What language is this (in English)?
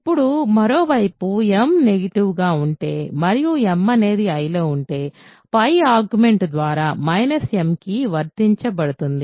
Telugu